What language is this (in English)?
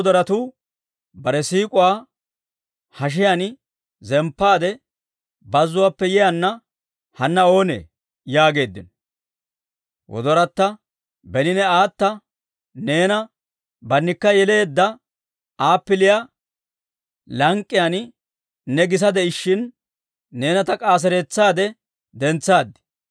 Dawro